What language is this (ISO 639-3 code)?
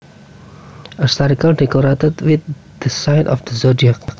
jav